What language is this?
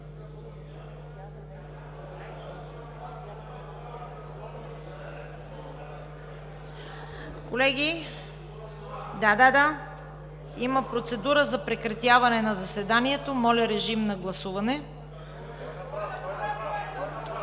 Bulgarian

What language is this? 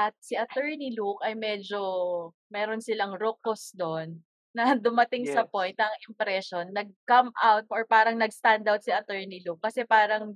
Filipino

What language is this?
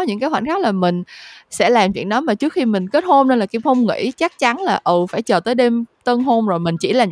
Vietnamese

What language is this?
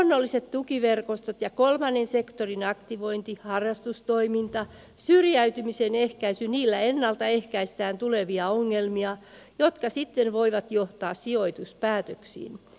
Finnish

